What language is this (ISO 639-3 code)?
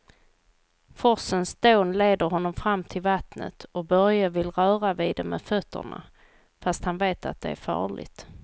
swe